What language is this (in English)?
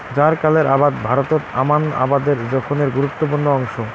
Bangla